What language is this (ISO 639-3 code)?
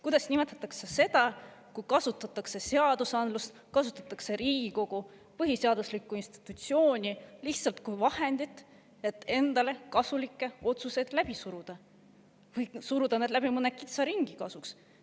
est